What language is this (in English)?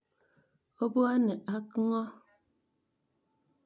Kalenjin